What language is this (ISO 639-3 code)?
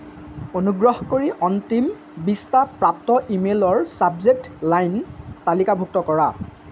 asm